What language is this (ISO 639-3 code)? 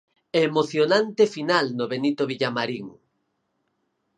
glg